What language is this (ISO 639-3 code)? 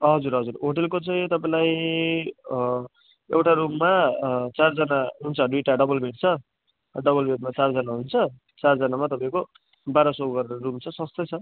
nep